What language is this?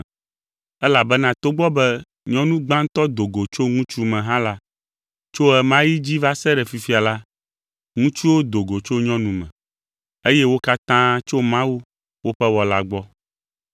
Ewe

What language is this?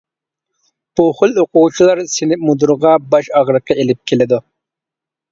Uyghur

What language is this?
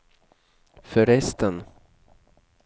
Swedish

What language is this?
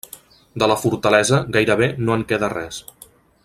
Catalan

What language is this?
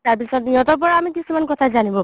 Assamese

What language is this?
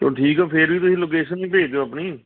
Punjabi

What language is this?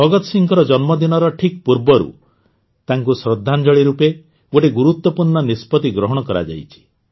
Odia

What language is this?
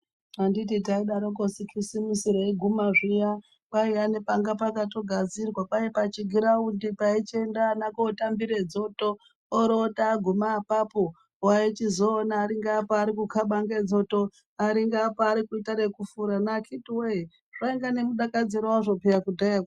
Ndau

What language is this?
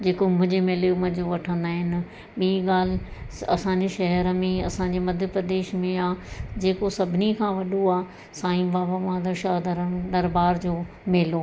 Sindhi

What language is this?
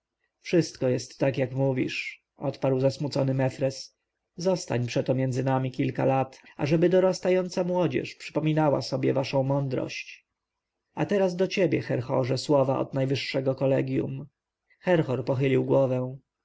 Polish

